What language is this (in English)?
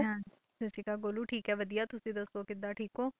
Punjabi